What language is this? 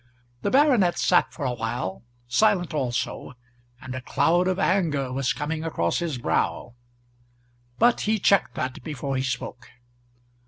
English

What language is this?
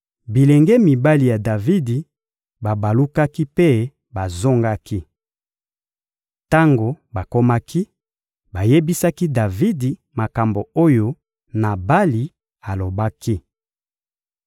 Lingala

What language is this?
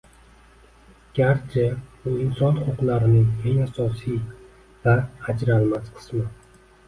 Uzbek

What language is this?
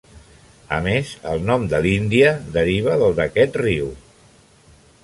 Catalan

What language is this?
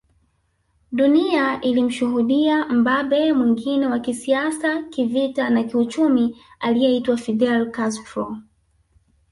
Swahili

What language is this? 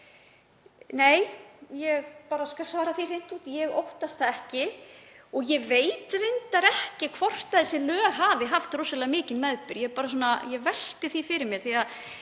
Icelandic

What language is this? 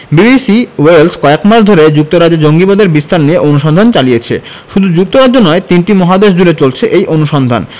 Bangla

